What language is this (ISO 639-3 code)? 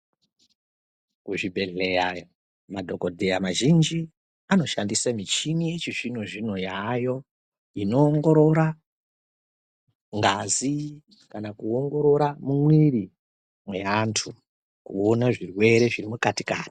ndc